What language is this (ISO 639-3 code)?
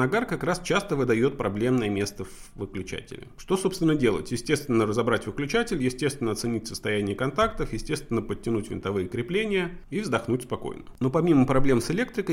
rus